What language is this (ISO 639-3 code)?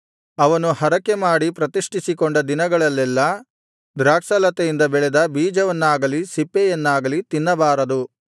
kan